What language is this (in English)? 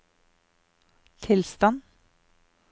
Norwegian